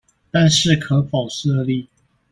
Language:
Chinese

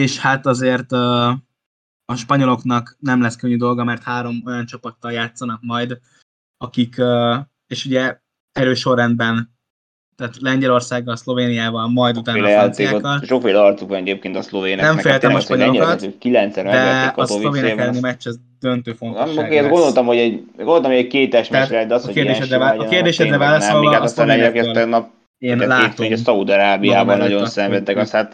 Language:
Hungarian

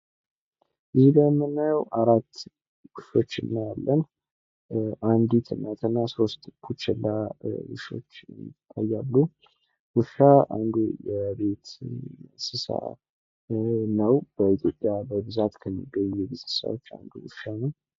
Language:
Amharic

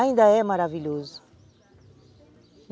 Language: Portuguese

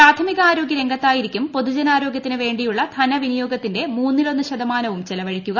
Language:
Malayalam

